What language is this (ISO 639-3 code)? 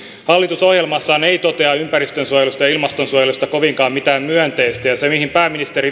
fin